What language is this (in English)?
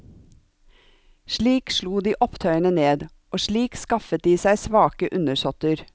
Norwegian